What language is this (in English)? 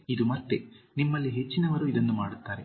Kannada